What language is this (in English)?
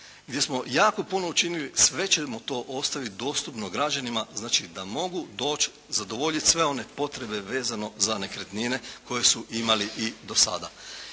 Croatian